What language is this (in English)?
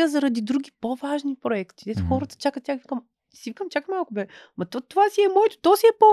Bulgarian